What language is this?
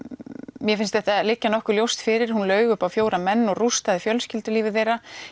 Icelandic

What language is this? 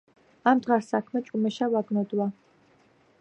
Georgian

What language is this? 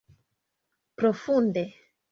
Esperanto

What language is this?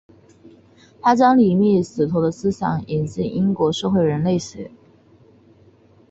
Chinese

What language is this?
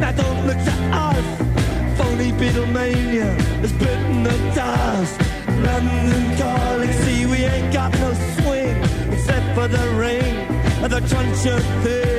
Spanish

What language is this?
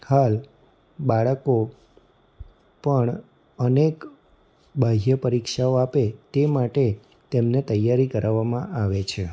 Gujarati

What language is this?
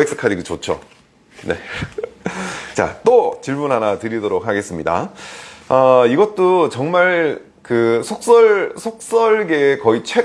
Korean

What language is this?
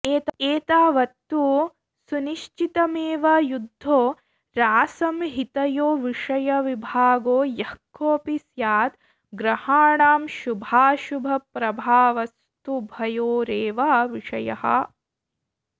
Sanskrit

